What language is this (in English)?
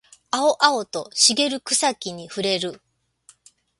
Japanese